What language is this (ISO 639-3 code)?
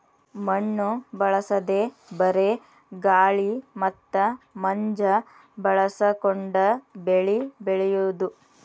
kan